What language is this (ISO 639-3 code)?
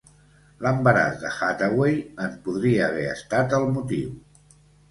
cat